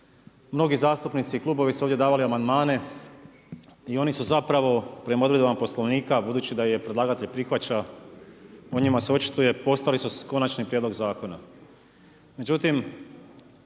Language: Croatian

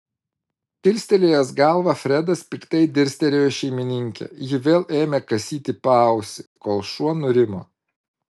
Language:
Lithuanian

